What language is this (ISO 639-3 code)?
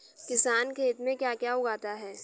hin